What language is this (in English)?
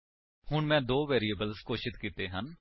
Punjabi